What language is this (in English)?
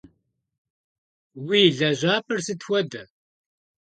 Kabardian